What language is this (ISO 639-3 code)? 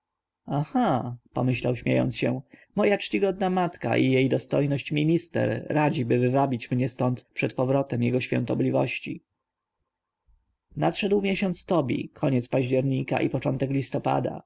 pol